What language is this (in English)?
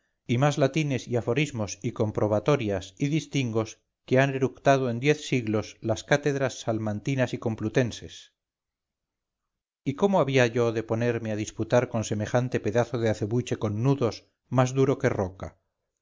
Spanish